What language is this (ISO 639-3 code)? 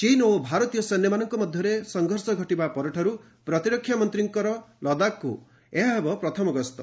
ori